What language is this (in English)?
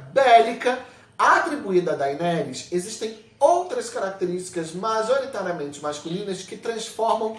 Portuguese